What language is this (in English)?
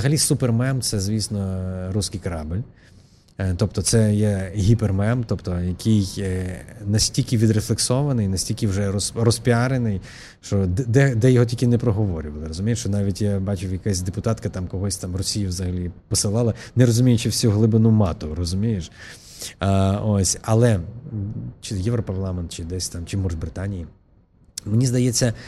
Ukrainian